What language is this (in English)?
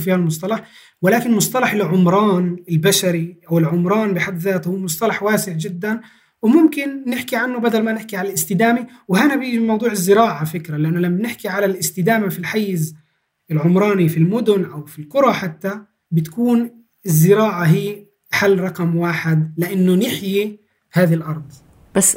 Arabic